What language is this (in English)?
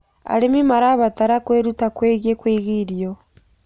Kikuyu